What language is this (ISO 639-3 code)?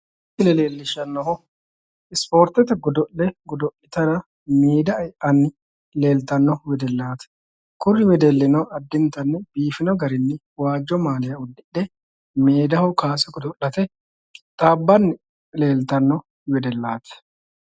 sid